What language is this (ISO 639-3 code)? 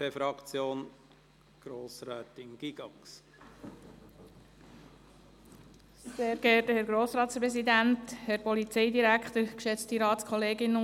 gsw